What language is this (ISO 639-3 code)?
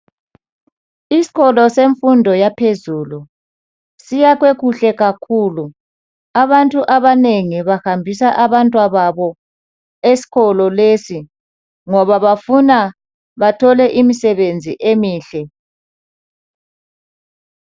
nde